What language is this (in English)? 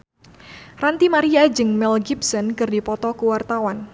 Sundanese